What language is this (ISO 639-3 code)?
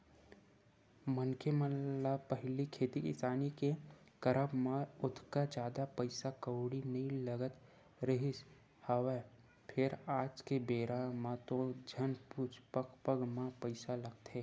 hne